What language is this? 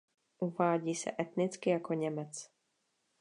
Czech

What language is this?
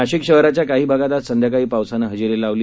Marathi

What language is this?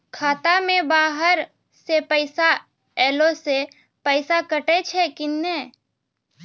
Maithili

